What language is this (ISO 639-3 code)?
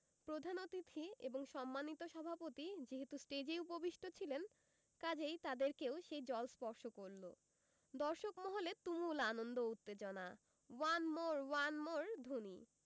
ben